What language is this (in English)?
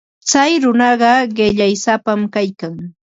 Ambo-Pasco Quechua